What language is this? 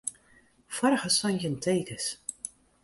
Western Frisian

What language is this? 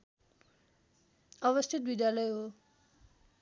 Nepali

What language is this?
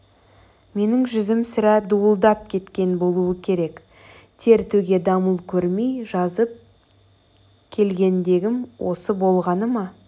Kazakh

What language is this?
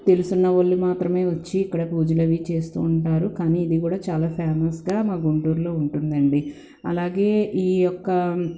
Telugu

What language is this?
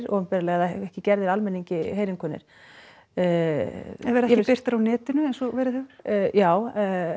Icelandic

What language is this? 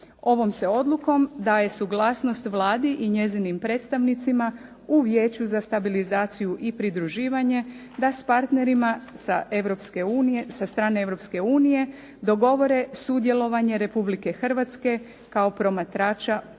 Croatian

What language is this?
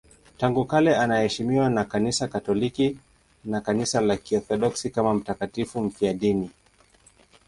Swahili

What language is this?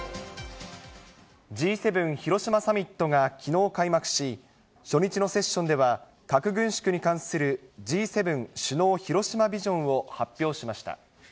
Japanese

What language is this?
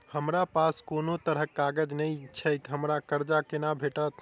Maithili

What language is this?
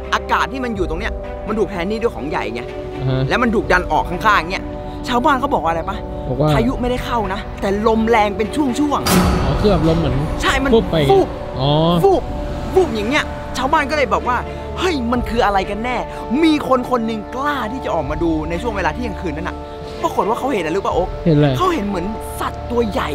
Thai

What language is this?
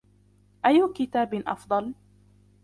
Arabic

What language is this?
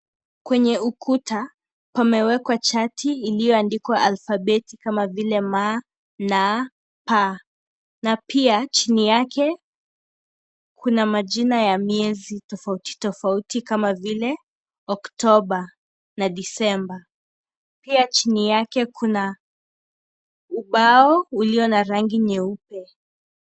Swahili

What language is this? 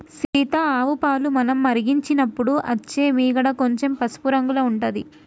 Telugu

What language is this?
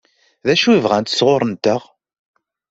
Kabyle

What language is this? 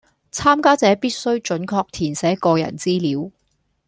Cantonese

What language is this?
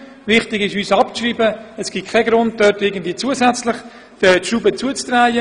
Swiss German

